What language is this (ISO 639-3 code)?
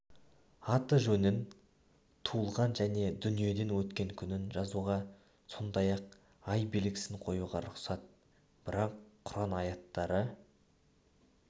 kaz